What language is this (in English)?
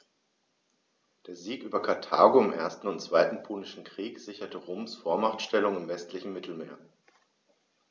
German